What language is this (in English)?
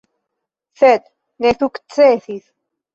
Esperanto